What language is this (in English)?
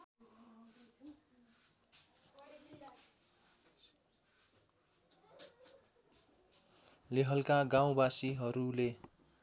Nepali